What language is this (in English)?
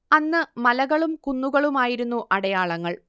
Malayalam